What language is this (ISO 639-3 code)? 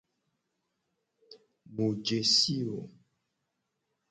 gej